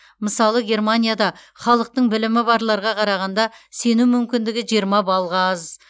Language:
Kazakh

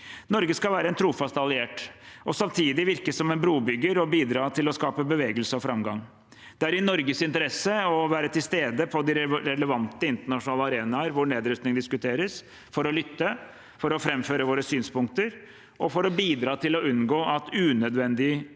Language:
Norwegian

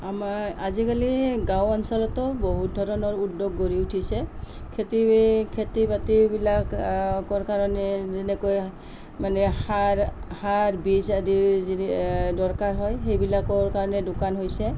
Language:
Assamese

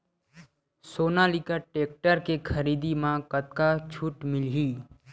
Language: Chhattisgarhi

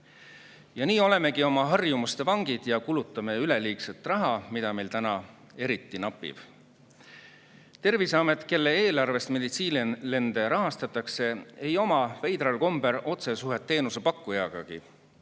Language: Estonian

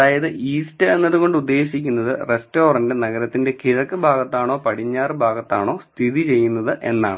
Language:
Malayalam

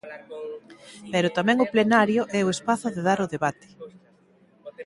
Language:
Galician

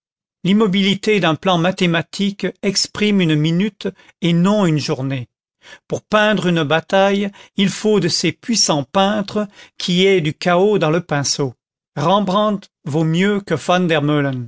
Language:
French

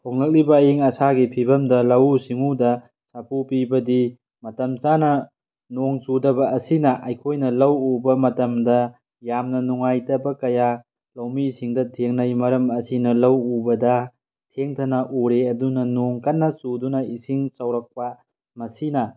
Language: Manipuri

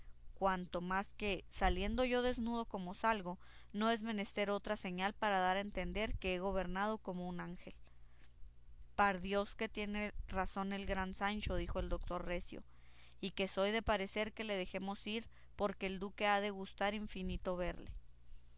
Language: Spanish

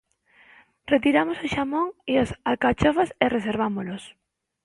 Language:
Galician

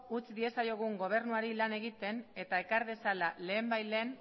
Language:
Basque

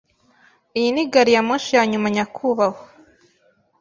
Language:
Kinyarwanda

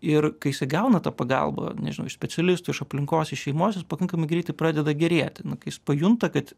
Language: Lithuanian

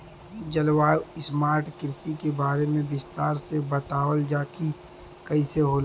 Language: Bhojpuri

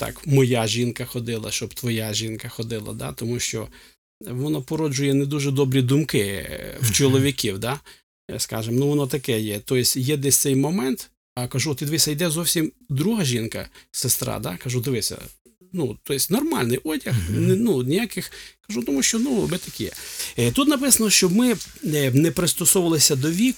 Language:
Ukrainian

